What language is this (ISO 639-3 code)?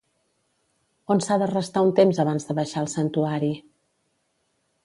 cat